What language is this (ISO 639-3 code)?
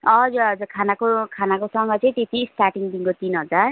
nep